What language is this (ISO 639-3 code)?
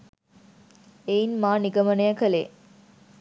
sin